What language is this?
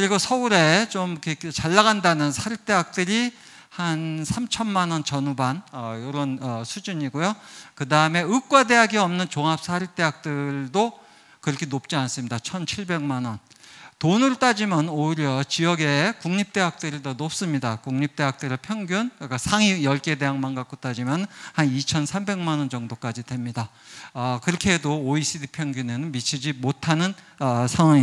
Korean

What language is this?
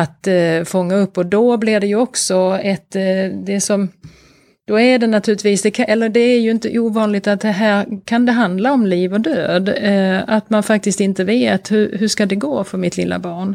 Swedish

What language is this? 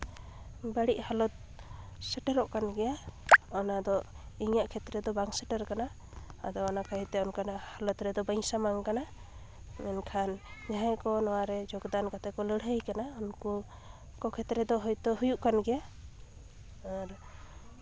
Santali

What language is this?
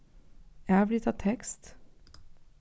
Faroese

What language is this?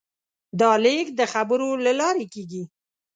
Pashto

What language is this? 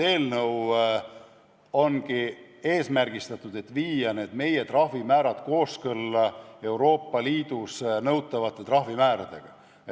Estonian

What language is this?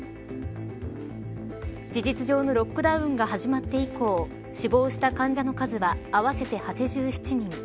Japanese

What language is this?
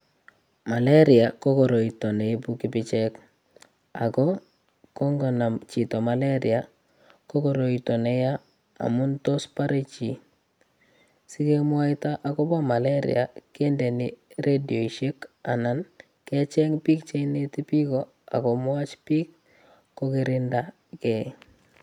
Kalenjin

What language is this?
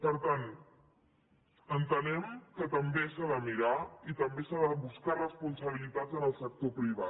Catalan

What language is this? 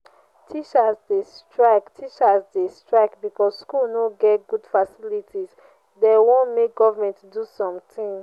Nigerian Pidgin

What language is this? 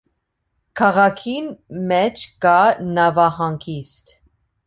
Armenian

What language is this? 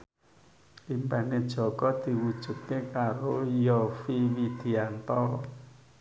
Javanese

